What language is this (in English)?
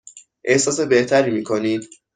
Persian